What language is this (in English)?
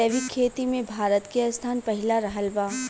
Bhojpuri